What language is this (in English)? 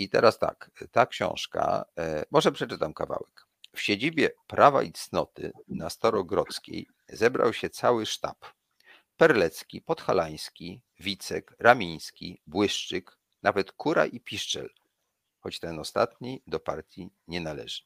Polish